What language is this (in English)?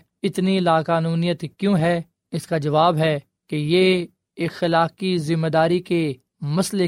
Urdu